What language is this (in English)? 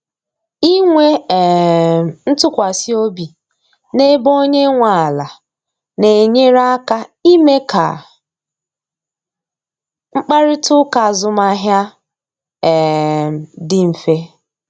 Igbo